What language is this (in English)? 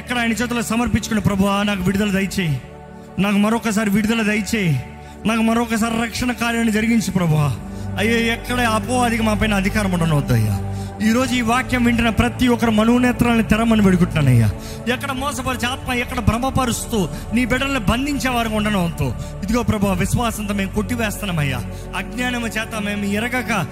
Telugu